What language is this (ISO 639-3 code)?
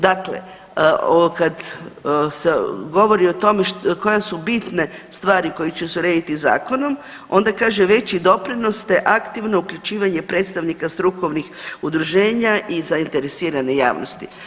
hrv